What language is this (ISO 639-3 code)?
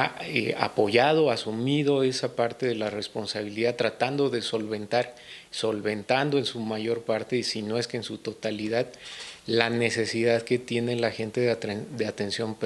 spa